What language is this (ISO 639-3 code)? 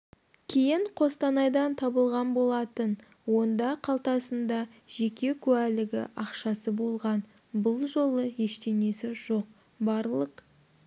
kaz